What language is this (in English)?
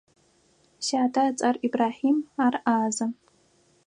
Adyghe